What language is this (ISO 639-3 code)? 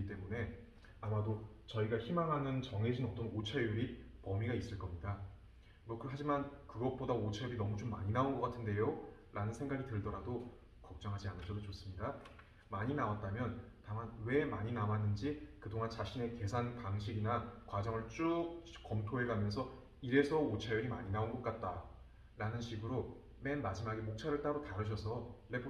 kor